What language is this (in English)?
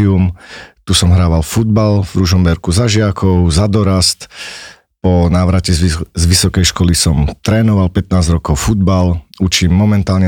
Slovak